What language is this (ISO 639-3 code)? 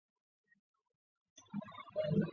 zho